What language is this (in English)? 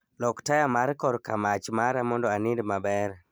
Luo (Kenya and Tanzania)